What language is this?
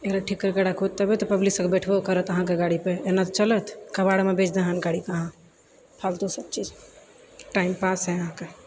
Maithili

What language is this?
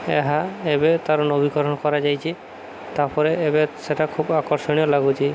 Odia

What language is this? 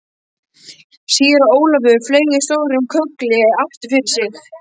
Icelandic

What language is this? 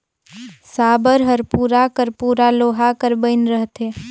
Chhattisgarhi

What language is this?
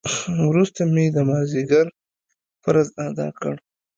Pashto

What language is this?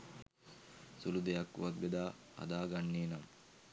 Sinhala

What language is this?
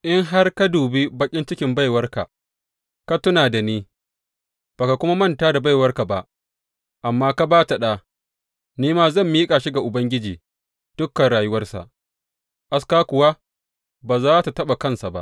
Hausa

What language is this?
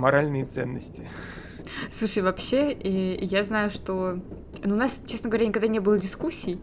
Russian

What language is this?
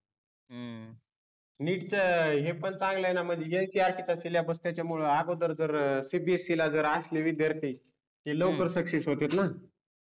Marathi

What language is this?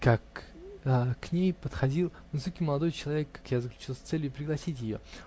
Russian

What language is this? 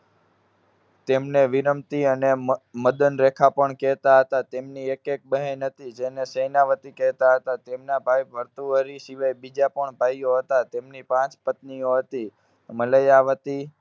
Gujarati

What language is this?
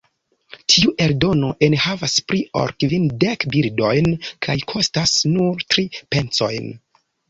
Esperanto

